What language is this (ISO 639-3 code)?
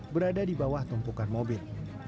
ind